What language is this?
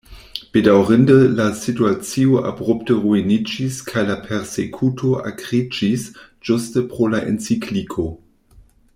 Esperanto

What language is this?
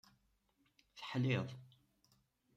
Kabyle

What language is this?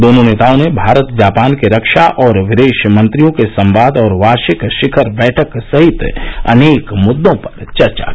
Hindi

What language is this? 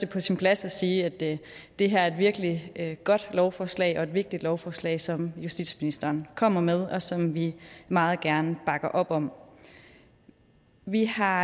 Danish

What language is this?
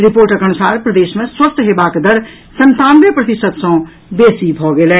Maithili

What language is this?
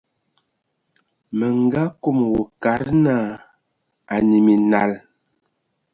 Ewondo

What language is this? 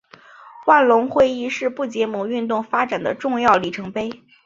Chinese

